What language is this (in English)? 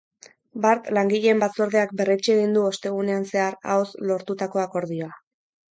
Basque